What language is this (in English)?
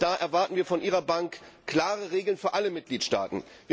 German